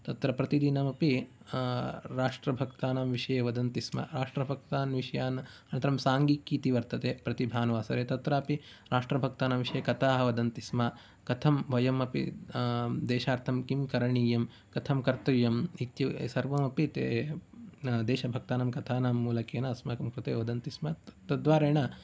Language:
Sanskrit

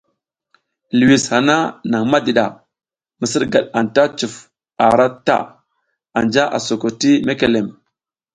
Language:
South Giziga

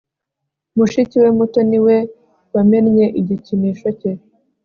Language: Kinyarwanda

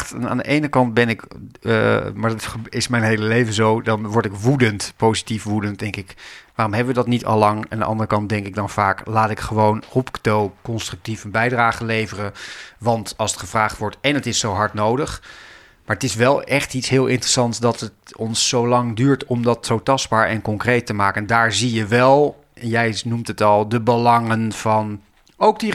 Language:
Dutch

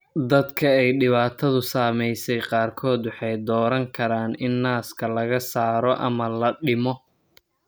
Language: Somali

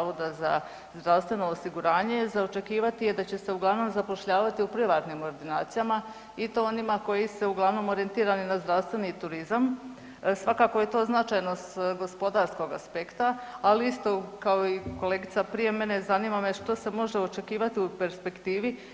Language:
Croatian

